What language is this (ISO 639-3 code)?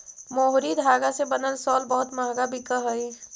mag